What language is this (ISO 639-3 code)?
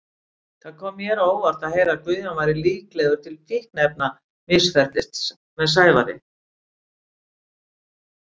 isl